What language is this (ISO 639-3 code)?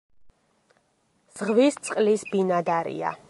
kat